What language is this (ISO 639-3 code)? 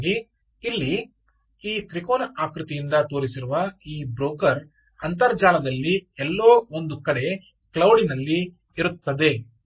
kan